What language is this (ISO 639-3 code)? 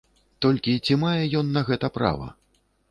bel